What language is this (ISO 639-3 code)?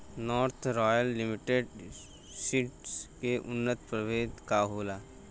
bho